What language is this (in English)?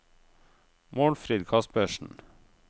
Norwegian